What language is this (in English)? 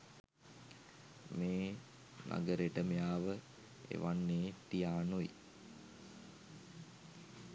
Sinhala